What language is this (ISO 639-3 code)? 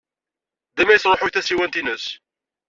kab